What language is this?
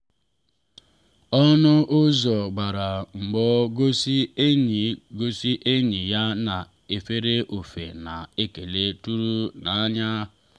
Igbo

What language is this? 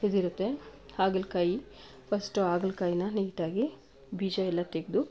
Kannada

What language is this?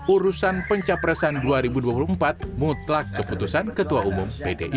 Indonesian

